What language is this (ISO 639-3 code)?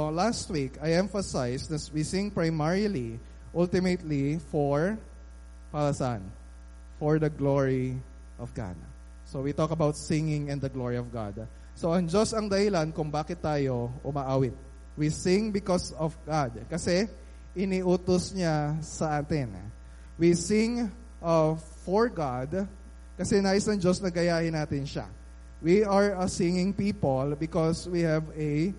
fil